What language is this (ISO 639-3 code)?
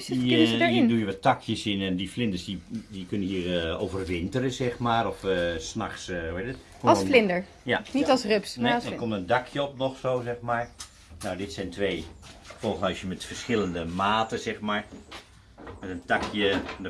nld